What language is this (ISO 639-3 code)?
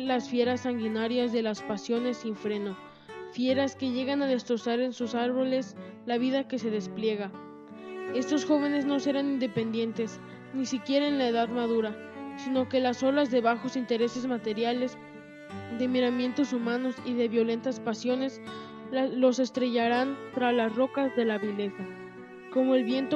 spa